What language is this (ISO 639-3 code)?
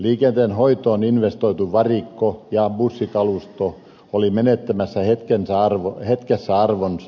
fin